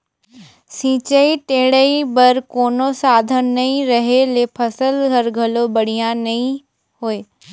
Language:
Chhattisgarhi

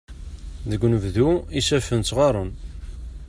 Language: Kabyle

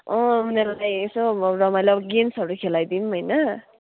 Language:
Nepali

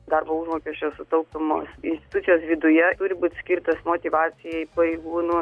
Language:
Lithuanian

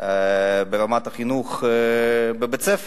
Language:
Hebrew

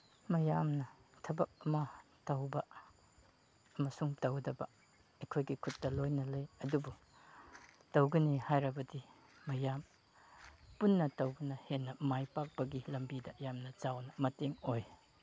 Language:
Manipuri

